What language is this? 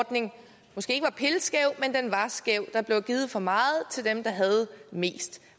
Danish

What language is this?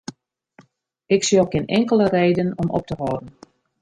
Western Frisian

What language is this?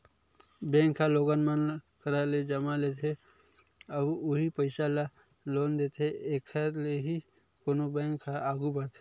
Chhattisgarhi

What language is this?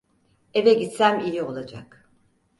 Turkish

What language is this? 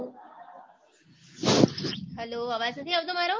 Gujarati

